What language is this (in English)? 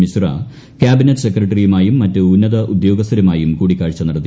Malayalam